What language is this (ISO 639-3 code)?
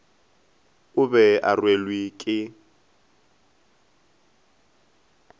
nso